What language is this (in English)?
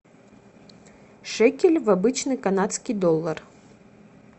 Russian